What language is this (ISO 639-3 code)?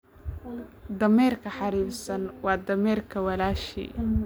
som